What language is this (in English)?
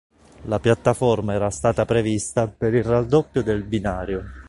Italian